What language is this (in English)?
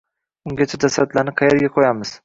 Uzbek